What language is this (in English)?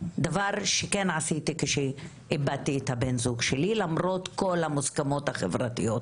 Hebrew